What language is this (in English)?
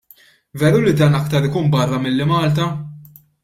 Maltese